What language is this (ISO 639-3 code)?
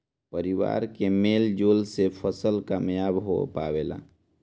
bho